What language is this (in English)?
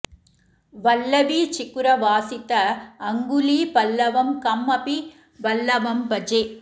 Sanskrit